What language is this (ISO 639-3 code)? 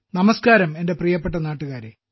mal